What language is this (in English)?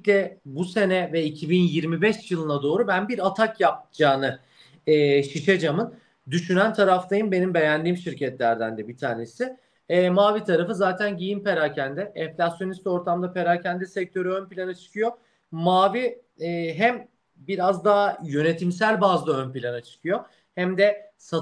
Turkish